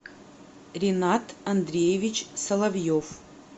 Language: Russian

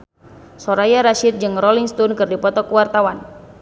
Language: Sundanese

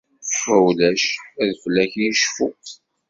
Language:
Kabyle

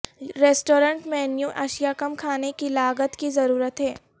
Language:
Urdu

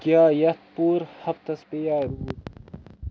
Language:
Kashmiri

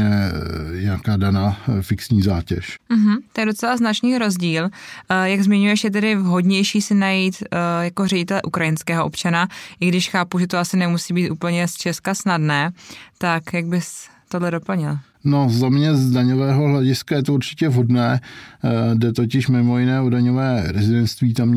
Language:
Czech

